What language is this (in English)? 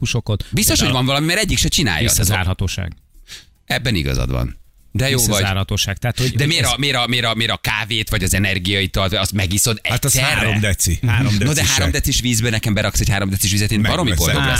Hungarian